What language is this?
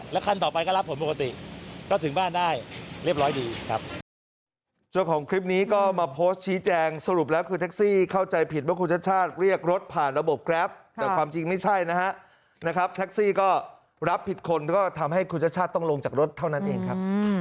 Thai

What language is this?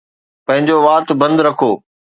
Sindhi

